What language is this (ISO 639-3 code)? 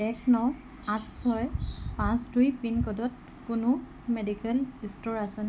asm